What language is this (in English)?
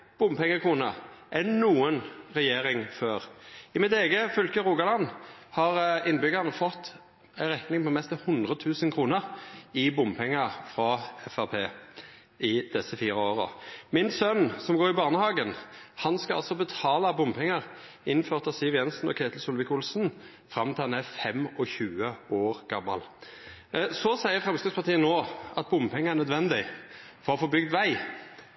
Norwegian Nynorsk